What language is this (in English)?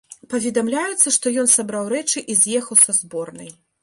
Belarusian